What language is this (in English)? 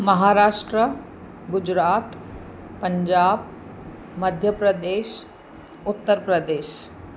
Sindhi